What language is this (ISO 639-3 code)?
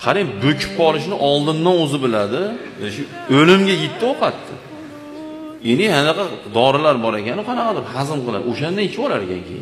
tur